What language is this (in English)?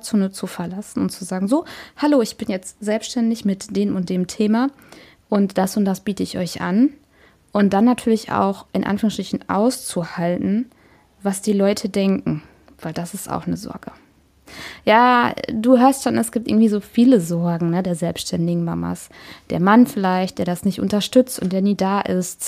German